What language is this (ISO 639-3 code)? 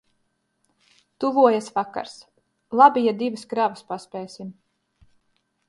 lav